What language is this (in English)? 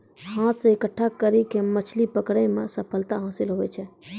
Maithili